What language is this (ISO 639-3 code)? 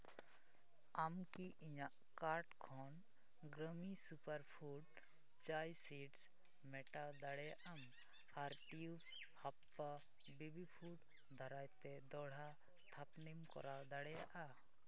sat